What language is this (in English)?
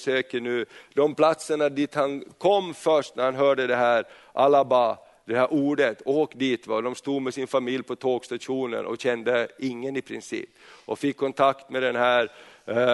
Swedish